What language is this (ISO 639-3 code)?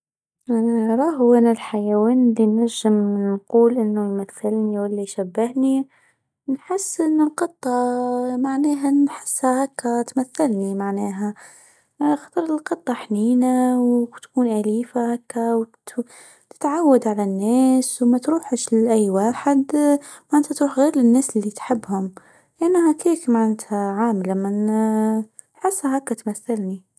aeb